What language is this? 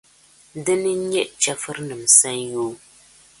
Dagbani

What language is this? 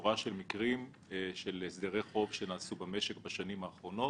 Hebrew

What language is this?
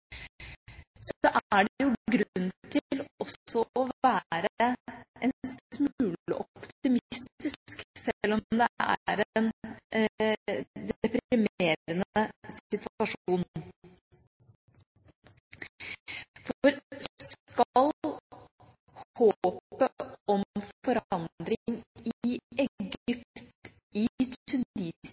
Norwegian Bokmål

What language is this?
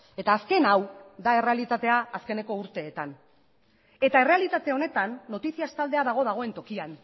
Basque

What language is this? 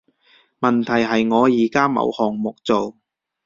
Cantonese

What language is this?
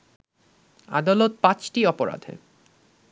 Bangla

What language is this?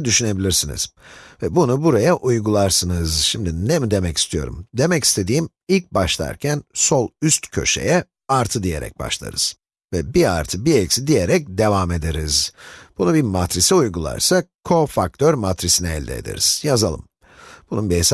Turkish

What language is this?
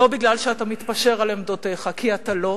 Hebrew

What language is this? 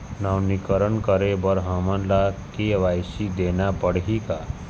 Chhattisgarhi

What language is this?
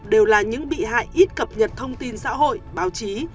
Vietnamese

